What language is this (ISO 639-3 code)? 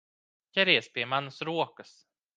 lav